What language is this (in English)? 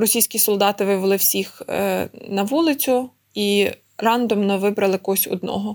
Ukrainian